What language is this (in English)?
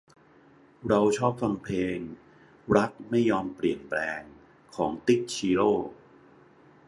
Thai